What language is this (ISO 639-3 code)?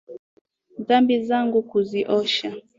swa